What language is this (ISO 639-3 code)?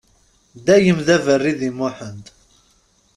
kab